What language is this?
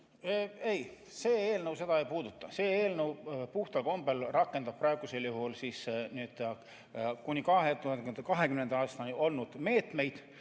Estonian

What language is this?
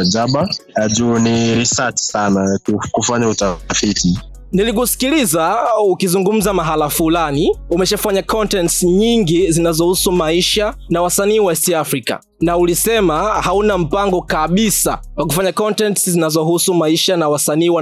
Swahili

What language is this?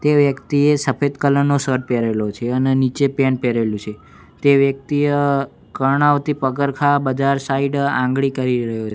Gujarati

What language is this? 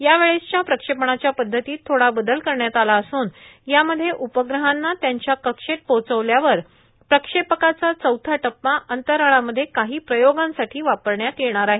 Marathi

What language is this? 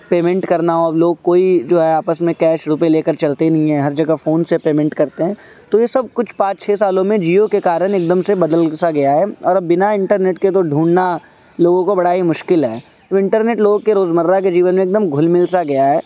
Urdu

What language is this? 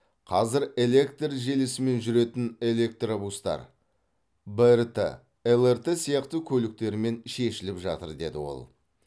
Kazakh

